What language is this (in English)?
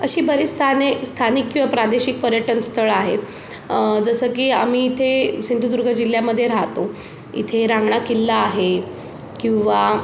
Marathi